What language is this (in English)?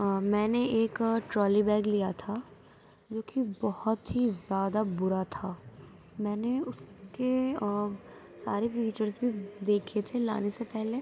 Urdu